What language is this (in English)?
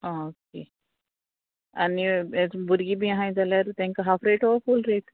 Konkani